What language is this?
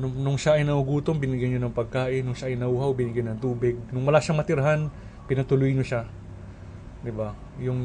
Filipino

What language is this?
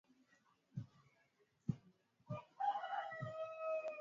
Swahili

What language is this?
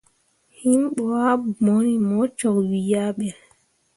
Mundang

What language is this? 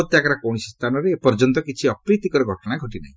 Odia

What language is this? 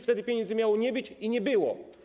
Polish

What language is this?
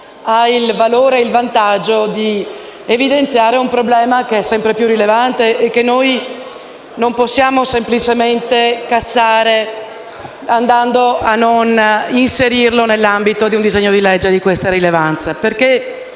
Italian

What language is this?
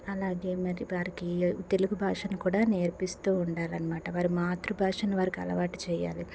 Telugu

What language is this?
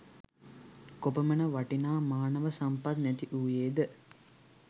Sinhala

